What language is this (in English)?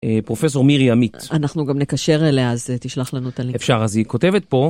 Hebrew